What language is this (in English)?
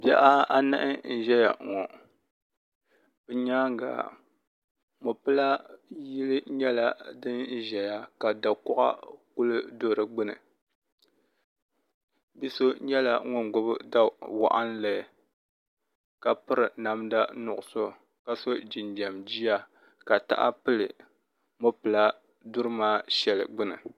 Dagbani